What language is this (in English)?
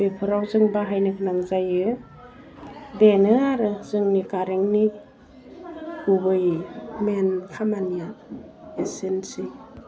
Bodo